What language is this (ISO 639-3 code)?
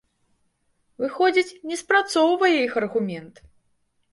bel